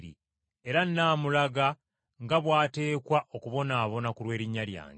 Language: Ganda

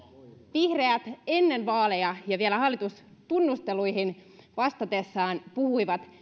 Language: Finnish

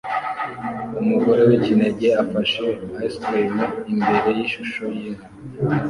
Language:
Kinyarwanda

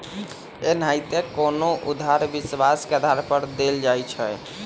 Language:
Magahi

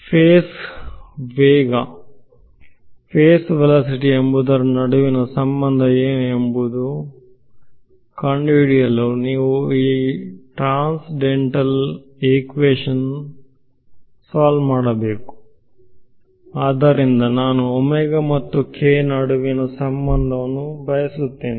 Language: Kannada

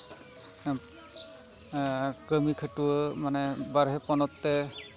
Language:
Santali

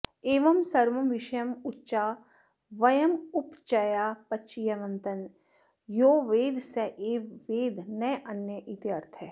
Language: Sanskrit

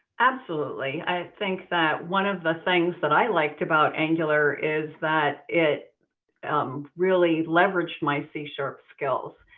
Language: English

